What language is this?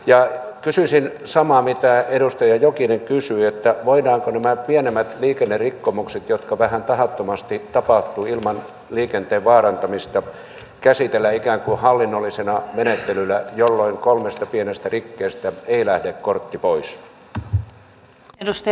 Finnish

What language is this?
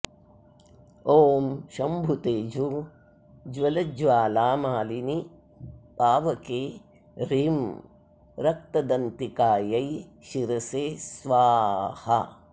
Sanskrit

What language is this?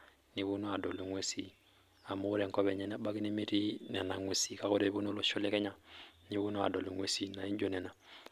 Masai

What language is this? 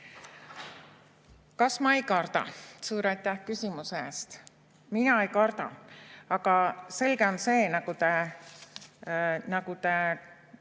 Estonian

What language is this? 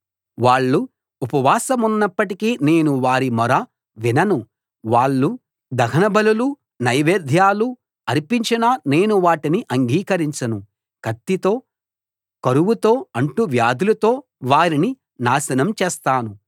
Telugu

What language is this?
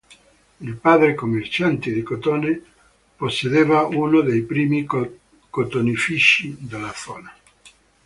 Italian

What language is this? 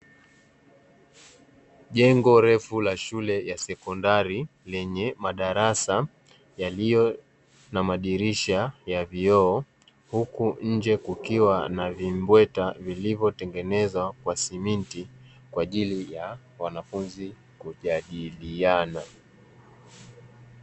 Swahili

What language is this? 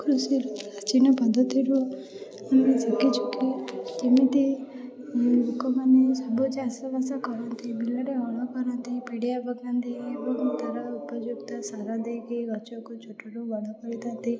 Odia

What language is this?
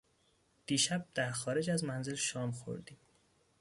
Persian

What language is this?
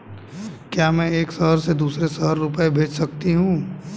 Hindi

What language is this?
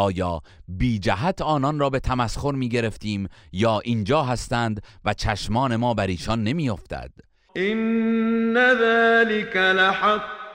Persian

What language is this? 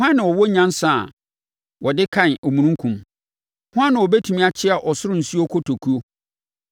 Akan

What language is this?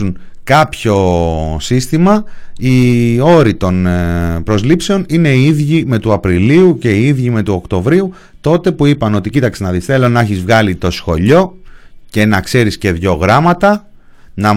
Greek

